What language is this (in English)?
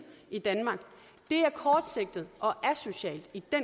Danish